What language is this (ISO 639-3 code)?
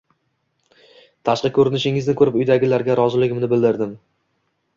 uzb